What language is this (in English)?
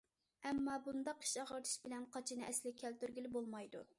Uyghur